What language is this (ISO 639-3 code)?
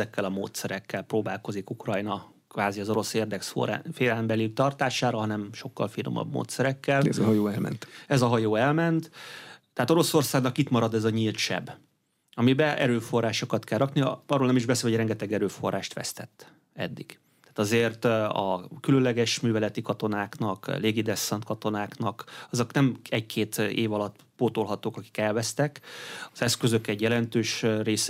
hun